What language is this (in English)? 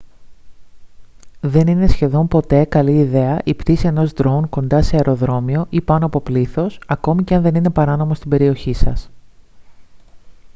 Greek